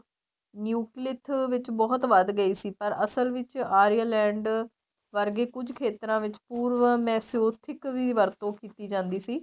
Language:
Punjabi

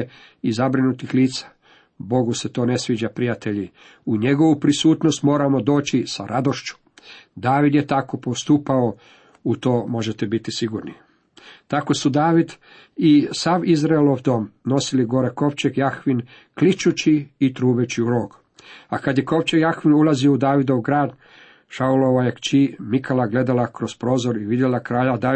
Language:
Croatian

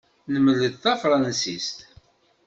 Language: Kabyle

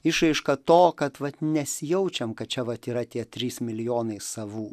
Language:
Lithuanian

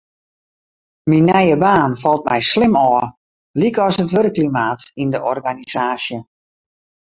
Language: Western Frisian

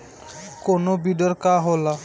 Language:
Bhojpuri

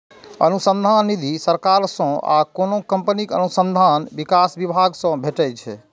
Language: Maithili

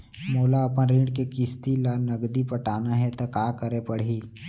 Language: Chhattisgarhi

